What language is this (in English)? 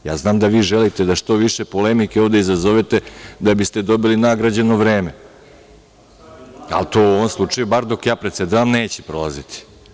Serbian